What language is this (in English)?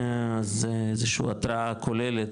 Hebrew